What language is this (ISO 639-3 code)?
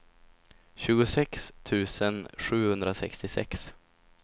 swe